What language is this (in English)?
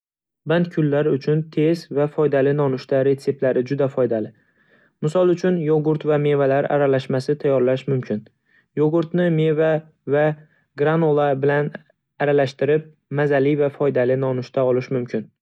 Uzbek